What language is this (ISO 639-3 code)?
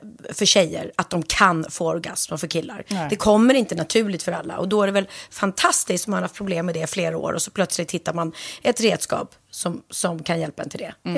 swe